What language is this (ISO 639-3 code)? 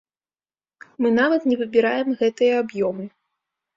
bel